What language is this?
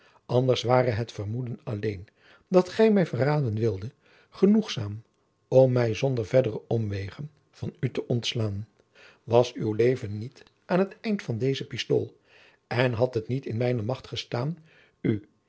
Dutch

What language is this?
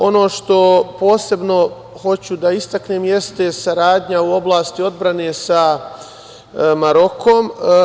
Serbian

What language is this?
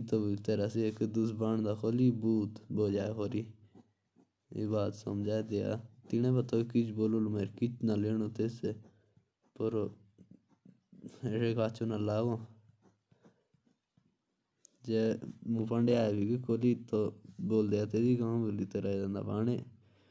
Jaunsari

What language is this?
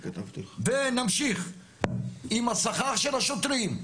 Hebrew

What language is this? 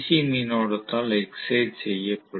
Tamil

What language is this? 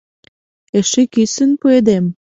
Mari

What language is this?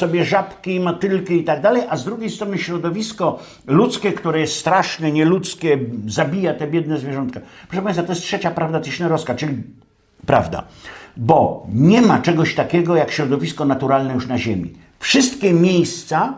Polish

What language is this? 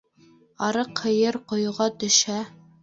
Bashkir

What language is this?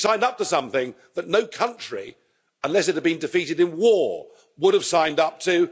English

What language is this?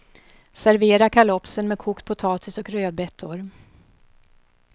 Swedish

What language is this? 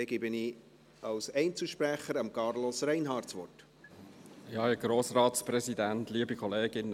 Swiss German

